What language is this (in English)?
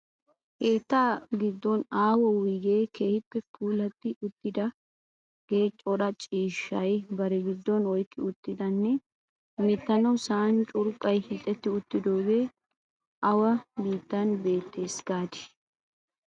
Wolaytta